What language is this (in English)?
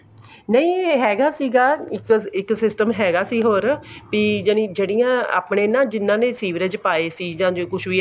Punjabi